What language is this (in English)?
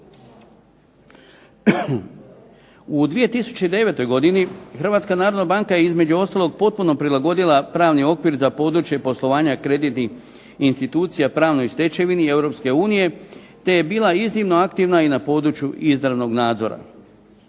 Croatian